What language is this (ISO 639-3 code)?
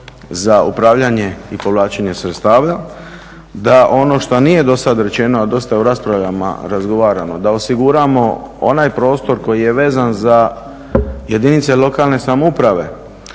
hrv